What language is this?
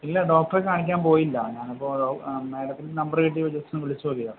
Malayalam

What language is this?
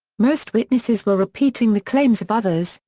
English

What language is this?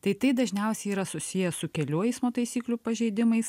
Lithuanian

